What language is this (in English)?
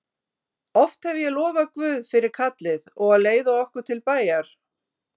Icelandic